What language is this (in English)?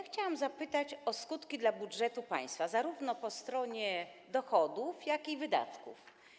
Polish